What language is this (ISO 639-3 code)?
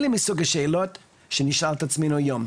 heb